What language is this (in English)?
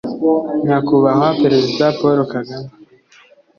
Kinyarwanda